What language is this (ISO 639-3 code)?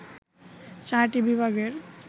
ben